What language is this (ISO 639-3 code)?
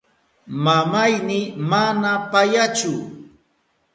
qup